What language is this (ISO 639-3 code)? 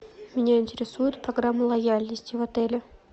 rus